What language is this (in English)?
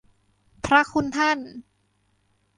Thai